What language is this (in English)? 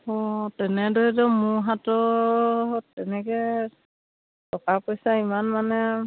Assamese